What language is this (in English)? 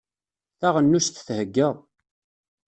Kabyle